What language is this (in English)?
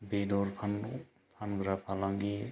Bodo